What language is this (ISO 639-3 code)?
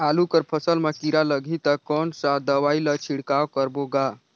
hne